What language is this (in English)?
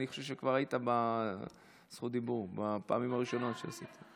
Hebrew